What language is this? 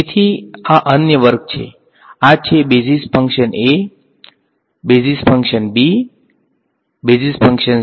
Gujarati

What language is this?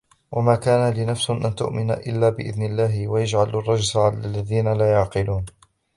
Arabic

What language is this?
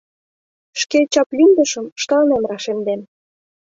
Mari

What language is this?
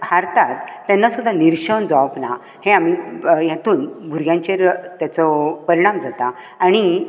Konkani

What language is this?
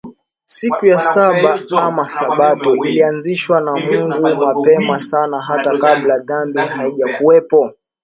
Swahili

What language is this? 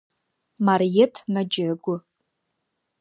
Adyghe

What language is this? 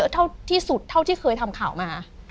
Thai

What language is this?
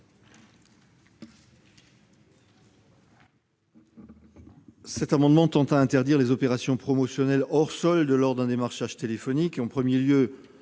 French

